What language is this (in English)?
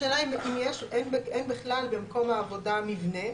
Hebrew